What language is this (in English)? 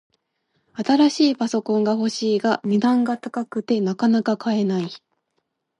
Japanese